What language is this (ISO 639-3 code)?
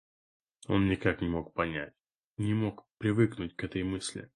rus